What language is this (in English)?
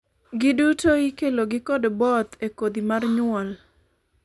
Luo (Kenya and Tanzania)